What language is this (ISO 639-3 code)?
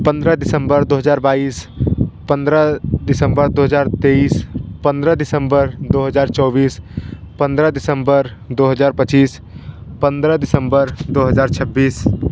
hin